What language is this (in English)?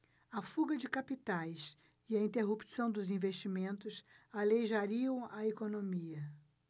Portuguese